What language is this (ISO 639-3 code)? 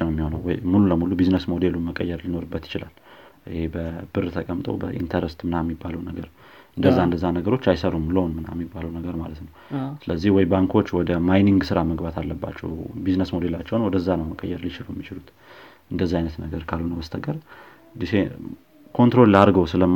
amh